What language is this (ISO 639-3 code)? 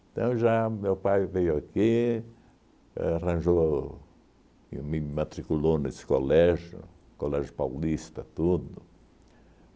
por